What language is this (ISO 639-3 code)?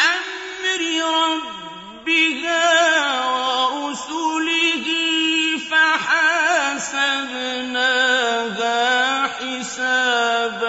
ara